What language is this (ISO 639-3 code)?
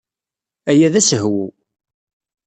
kab